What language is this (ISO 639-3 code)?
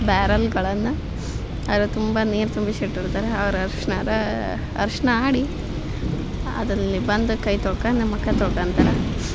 kan